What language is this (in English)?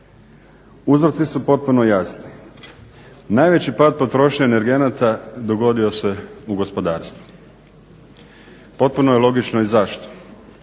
Croatian